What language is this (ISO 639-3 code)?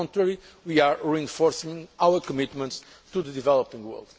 eng